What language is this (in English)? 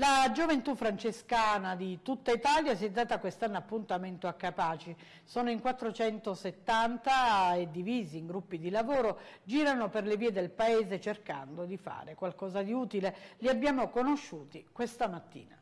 Italian